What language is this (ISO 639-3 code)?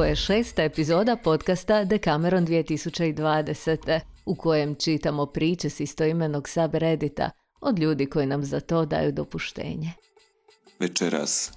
hrv